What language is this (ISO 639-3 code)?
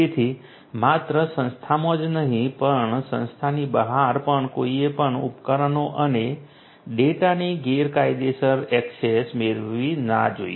guj